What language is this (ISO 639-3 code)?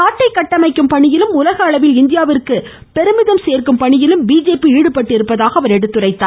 tam